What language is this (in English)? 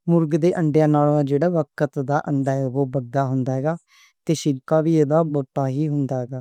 Western Panjabi